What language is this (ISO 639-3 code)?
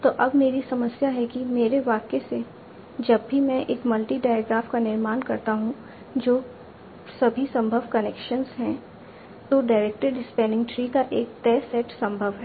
hin